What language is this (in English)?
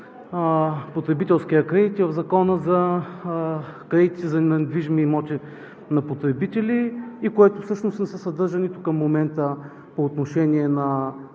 Bulgarian